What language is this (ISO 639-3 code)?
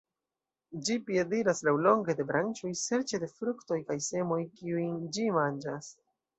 epo